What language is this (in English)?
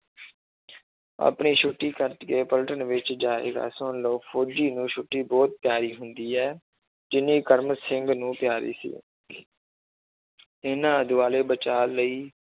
Punjabi